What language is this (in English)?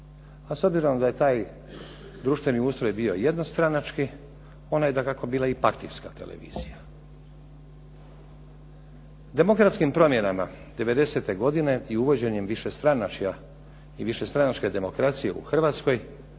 Croatian